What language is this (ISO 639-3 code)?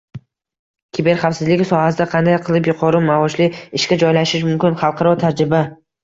uzb